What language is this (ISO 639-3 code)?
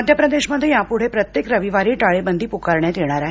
mar